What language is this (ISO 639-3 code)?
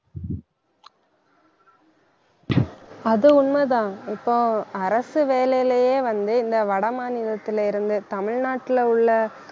tam